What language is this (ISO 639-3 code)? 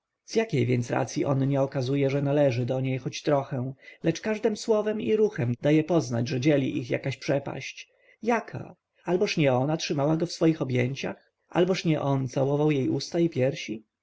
pol